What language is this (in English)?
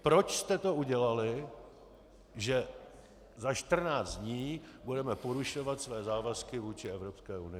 Czech